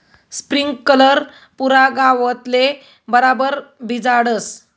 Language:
Marathi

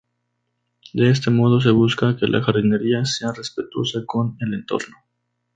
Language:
Spanish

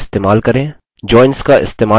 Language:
Hindi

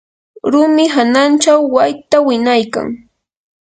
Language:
Yanahuanca Pasco Quechua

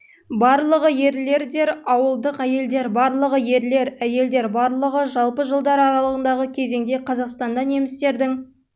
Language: Kazakh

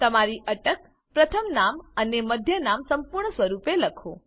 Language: Gujarati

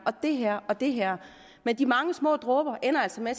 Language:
Danish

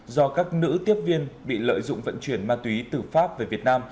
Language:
Vietnamese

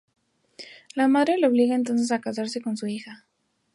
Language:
Spanish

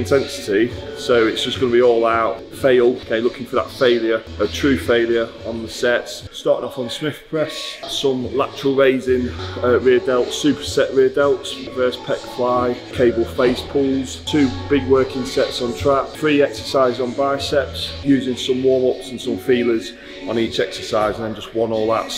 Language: English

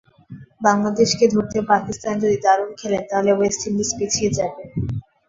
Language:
Bangla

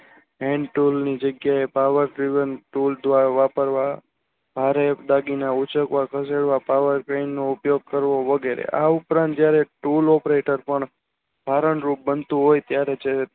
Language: Gujarati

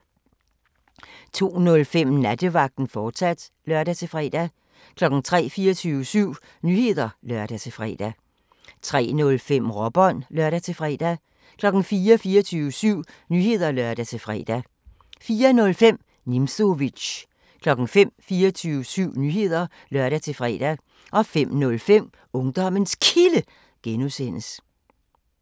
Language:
Danish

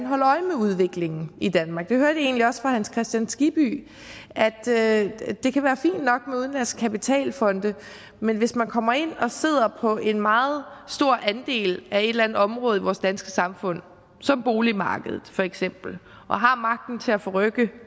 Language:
Danish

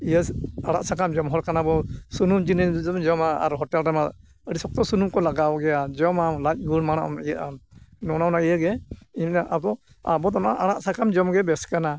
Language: Santali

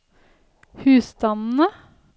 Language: Norwegian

